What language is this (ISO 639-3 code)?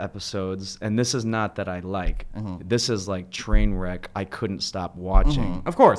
eng